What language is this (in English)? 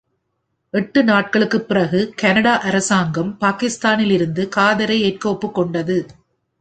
Tamil